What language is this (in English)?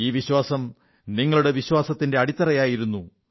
Malayalam